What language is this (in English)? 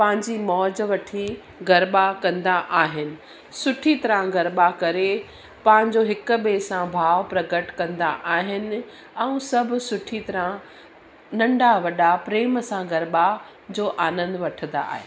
Sindhi